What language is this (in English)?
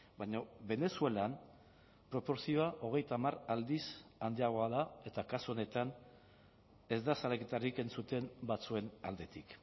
Basque